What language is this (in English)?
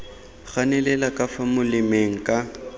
Tswana